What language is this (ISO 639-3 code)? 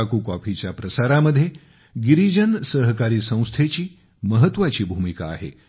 mar